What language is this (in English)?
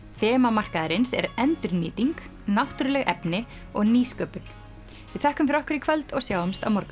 Icelandic